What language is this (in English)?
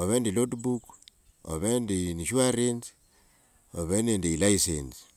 Wanga